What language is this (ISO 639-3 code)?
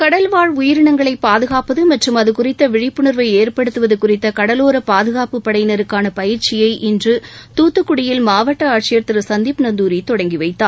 tam